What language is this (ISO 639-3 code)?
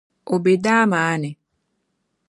dag